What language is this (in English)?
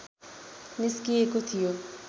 Nepali